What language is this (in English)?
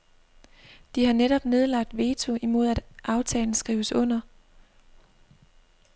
Danish